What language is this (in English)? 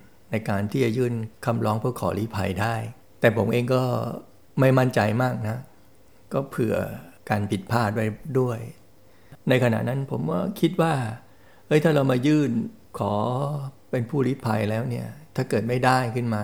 Thai